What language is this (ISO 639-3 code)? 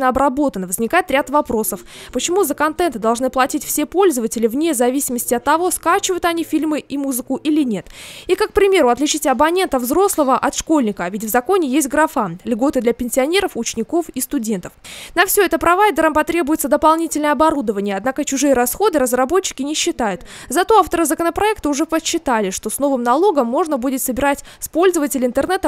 rus